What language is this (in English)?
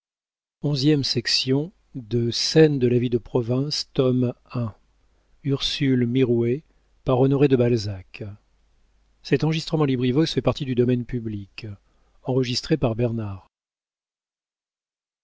French